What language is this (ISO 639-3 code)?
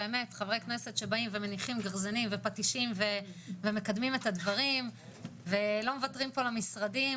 heb